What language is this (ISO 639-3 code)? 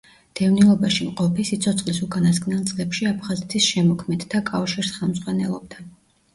kat